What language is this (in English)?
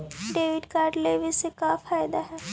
Magahi